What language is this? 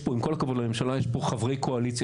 Hebrew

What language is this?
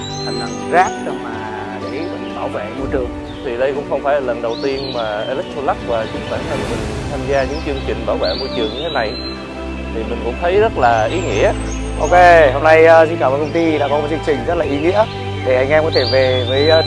Vietnamese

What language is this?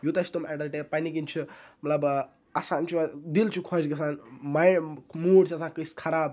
Kashmiri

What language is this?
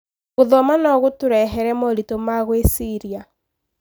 Kikuyu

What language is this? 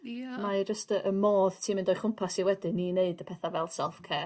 Welsh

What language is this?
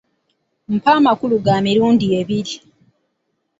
Ganda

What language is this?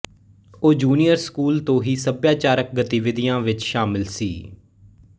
Punjabi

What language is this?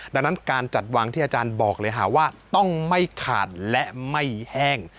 Thai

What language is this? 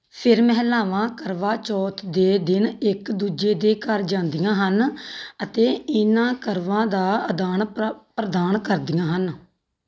Punjabi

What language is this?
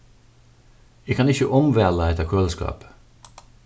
Faroese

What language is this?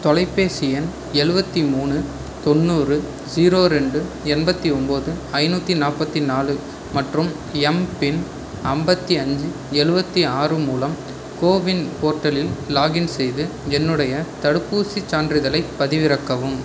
Tamil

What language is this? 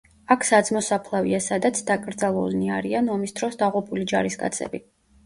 Georgian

